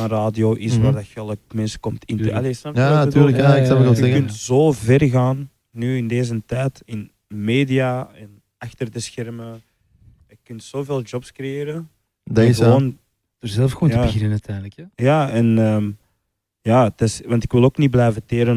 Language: Dutch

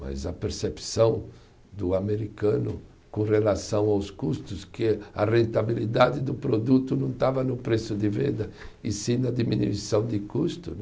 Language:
Portuguese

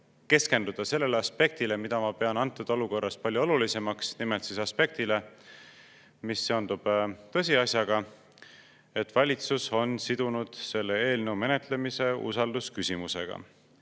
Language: Estonian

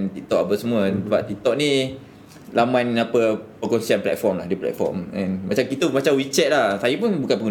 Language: Malay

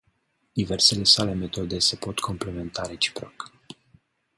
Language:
Romanian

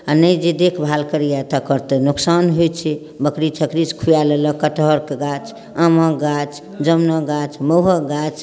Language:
Maithili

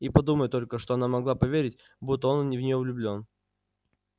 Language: Russian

